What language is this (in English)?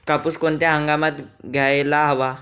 Marathi